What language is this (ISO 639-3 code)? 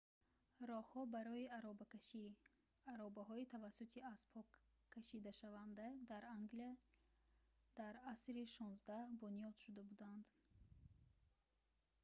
tgk